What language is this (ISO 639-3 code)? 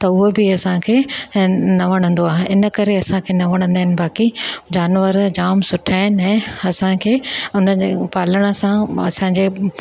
snd